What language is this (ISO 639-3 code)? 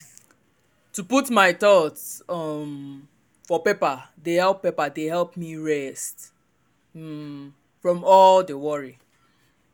pcm